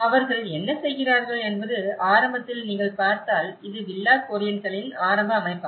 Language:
Tamil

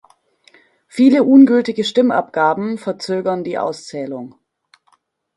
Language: German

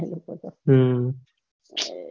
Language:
Gujarati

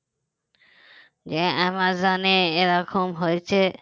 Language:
Bangla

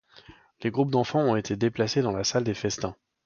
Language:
French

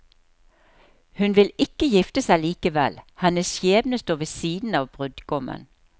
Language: Norwegian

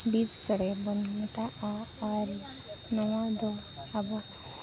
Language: Santali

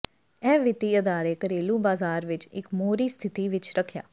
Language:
Punjabi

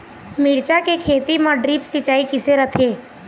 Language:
Chhattisgarhi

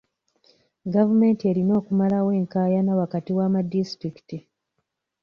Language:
Ganda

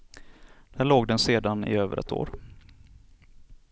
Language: Swedish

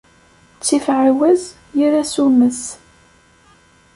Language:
Kabyle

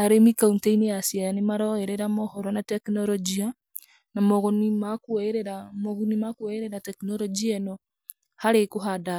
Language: Kikuyu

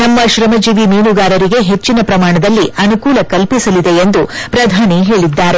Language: Kannada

